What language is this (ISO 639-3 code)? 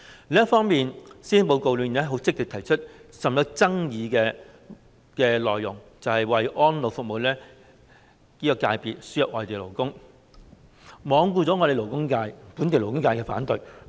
yue